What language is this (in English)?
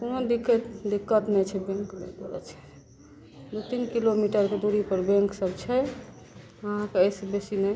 Maithili